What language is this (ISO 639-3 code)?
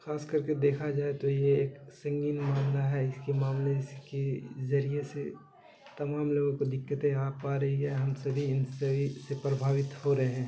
urd